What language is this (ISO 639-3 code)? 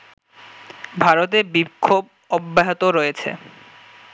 ben